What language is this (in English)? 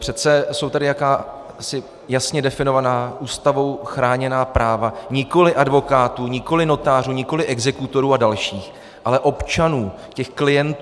Czech